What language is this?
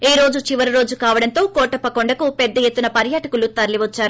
Telugu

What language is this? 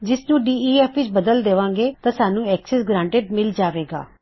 Punjabi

